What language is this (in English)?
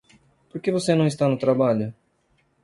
Portuguese